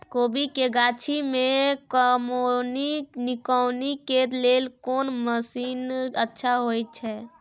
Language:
Maithili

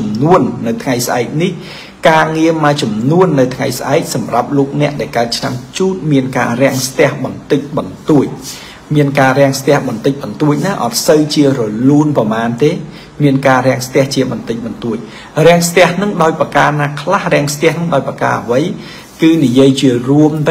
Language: Thai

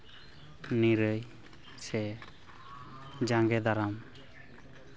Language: Santali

